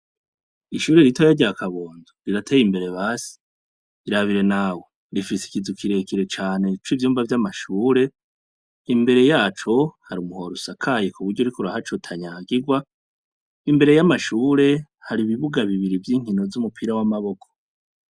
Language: Rundi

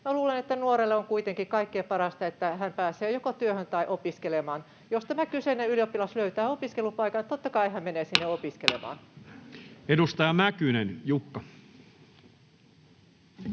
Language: Finnish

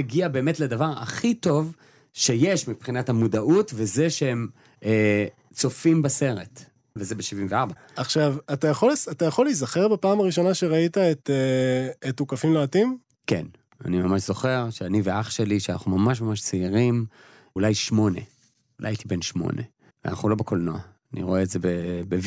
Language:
Hebrew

